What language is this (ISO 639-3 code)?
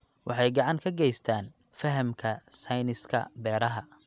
som